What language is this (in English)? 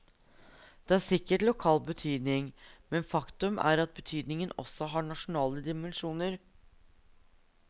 Norwegian